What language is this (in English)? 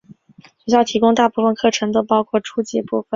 Chinese